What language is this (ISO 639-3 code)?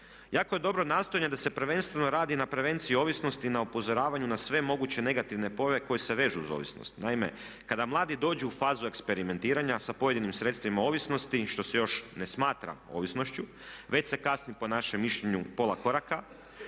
hrv